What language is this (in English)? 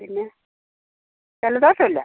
Malayalam